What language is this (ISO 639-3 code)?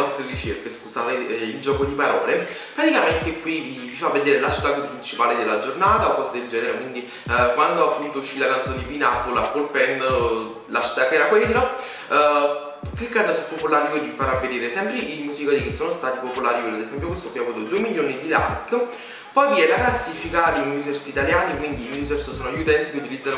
ita